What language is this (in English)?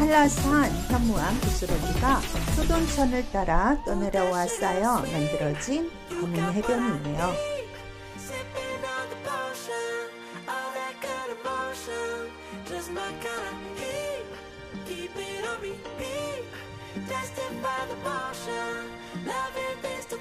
Korean